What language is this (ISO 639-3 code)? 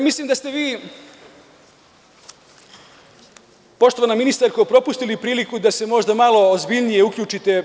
srp